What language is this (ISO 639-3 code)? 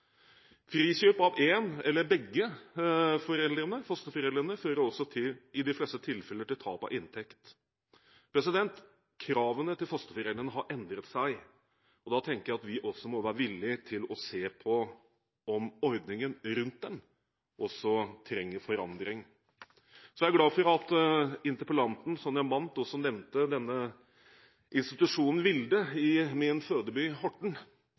nob